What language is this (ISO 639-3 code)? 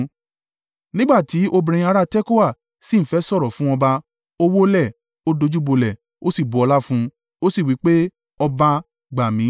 yor